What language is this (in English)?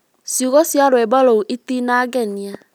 Kikuyu